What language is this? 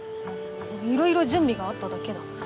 Japanese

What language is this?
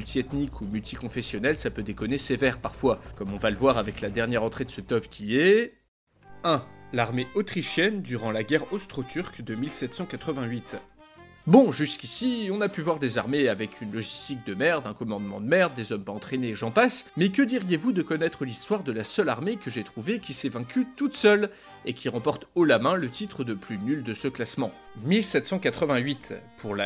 French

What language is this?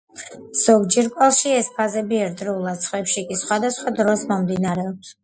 Georgian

